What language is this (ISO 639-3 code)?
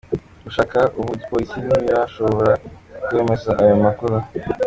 kin